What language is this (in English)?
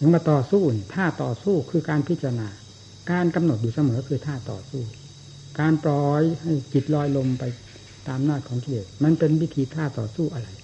Thai